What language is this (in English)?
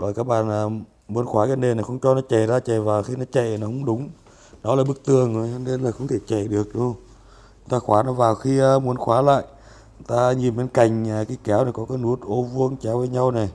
Vietnamese